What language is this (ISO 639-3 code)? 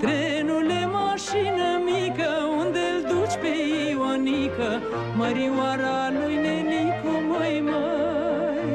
ron